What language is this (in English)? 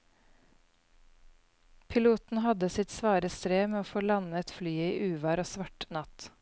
Norwegian